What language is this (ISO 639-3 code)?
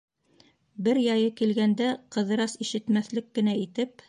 bak